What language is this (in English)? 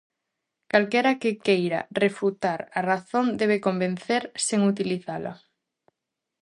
Galician